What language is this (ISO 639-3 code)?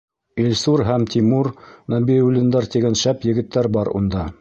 bak